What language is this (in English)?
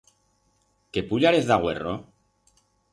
Aragonese